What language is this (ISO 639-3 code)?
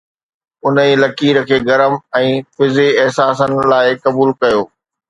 snd